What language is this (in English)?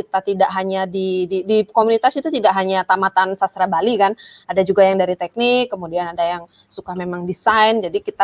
Indonesian